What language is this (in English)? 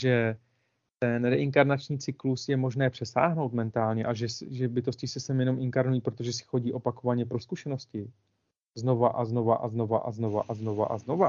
Czech